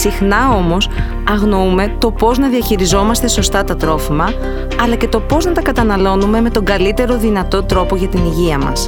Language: Greek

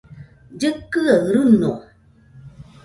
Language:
Nüpode Huitoto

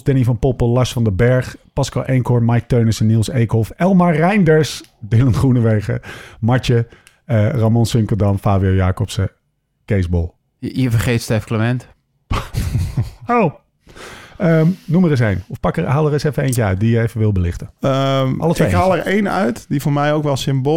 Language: Dutch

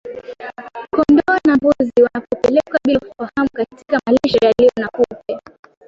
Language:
Swahili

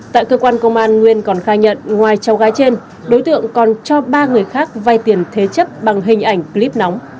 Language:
Vietnamese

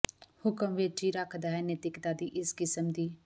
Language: Punjabi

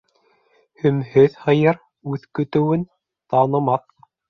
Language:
Bashkir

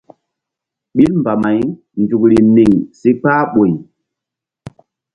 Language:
Mbum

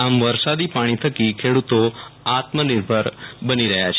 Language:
Gujarati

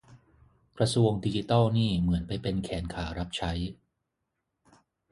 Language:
Thai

